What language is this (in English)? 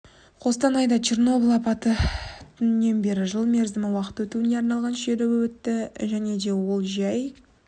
Kazakh